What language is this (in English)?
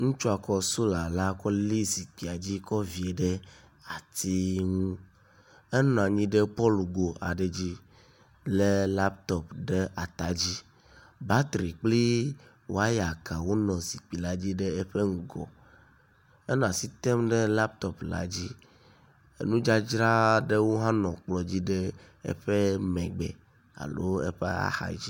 Ewe